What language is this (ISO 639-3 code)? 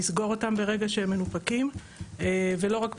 heb